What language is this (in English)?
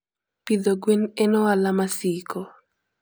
Luo (Kenya and Tanzania)